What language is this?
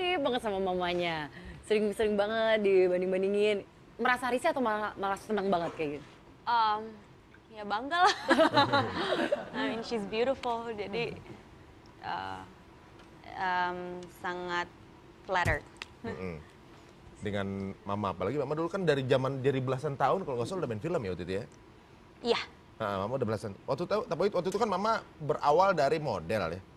Indonesian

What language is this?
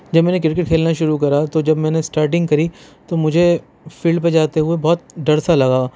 Urdu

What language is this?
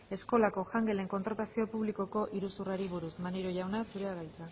Basque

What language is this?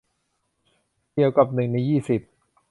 Thai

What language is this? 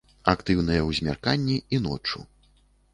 Belarusian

